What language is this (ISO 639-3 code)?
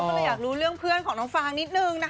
tha